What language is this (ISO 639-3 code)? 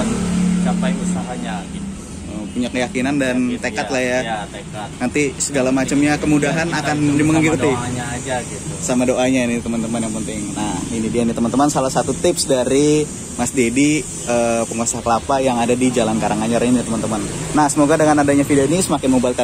ind